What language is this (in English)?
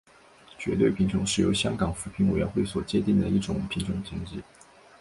Chinese